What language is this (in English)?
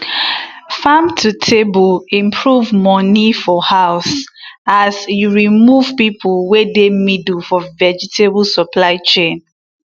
Nigerian Pidgin